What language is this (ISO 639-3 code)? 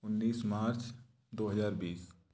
hin